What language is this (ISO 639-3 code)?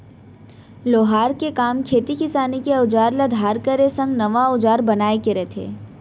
hne